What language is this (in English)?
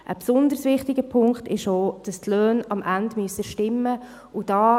Swiss German